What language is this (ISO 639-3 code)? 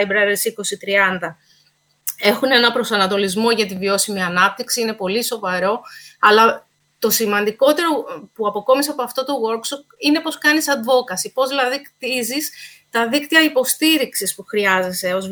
ell